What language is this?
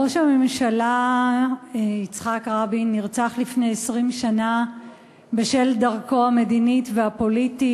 Hebrew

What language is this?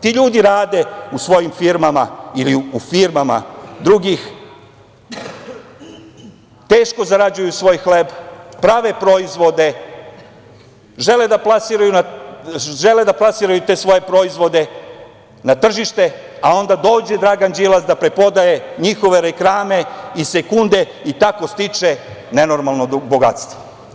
Serbian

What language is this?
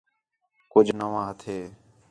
Khetrani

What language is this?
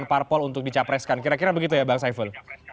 Indonesian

